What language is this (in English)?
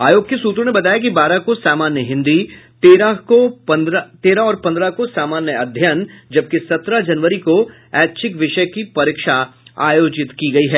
Hindi